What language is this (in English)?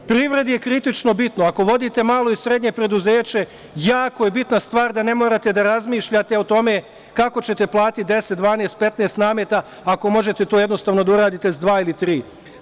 Serbian